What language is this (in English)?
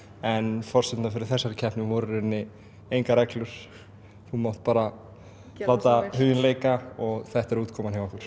Icelandic